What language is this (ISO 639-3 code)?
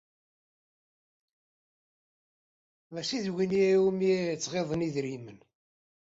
kab